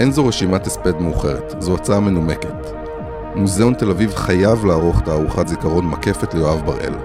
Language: Hebrew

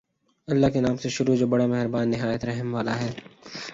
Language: Urdu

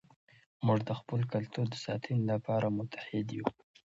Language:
Pashto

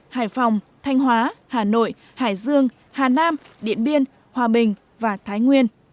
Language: Vietnamese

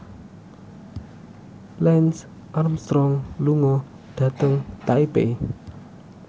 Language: Javanese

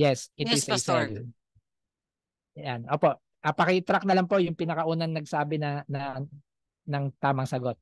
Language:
Filipino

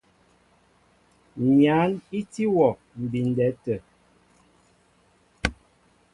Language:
Mbo (Cameroon)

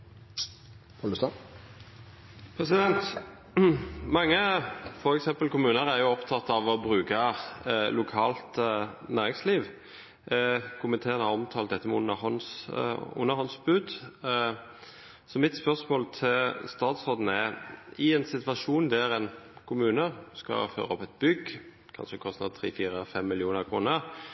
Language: Norwegian Bokmål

